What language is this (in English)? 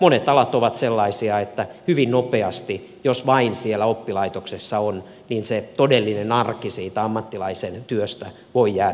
Finnish